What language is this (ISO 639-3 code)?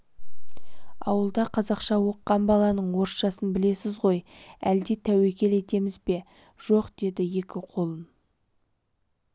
kaz